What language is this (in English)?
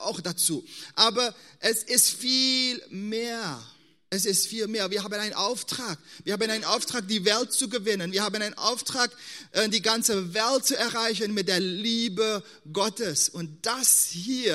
German